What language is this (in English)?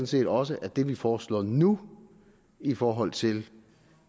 Danish